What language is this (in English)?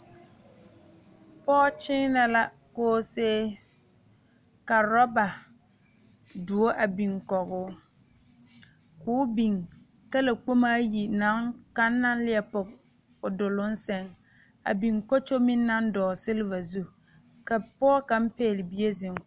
Southern Dagaare